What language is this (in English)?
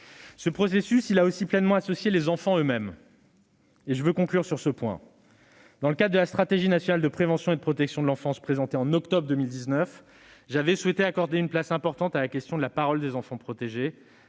French